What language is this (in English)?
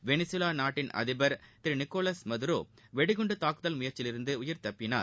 Tamil